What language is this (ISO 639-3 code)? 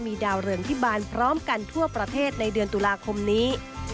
tha